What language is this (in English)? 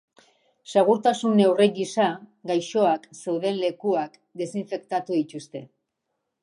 Basque